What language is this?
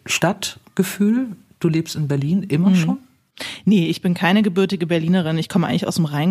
German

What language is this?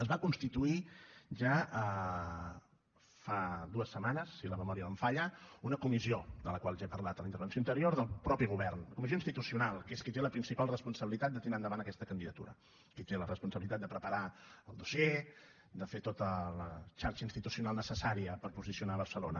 Catalan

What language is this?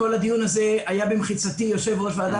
Hebrew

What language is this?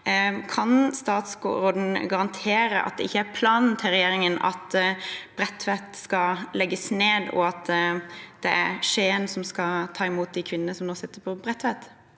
Norwegian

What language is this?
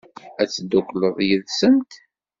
Kabyle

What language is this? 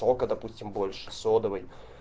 Russian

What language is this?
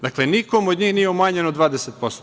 Serbian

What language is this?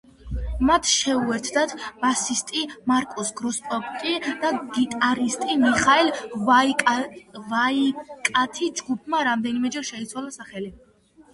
Georgian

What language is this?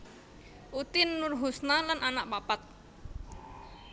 Javanese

